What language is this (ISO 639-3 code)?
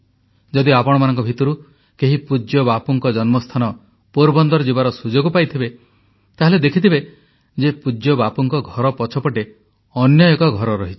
ori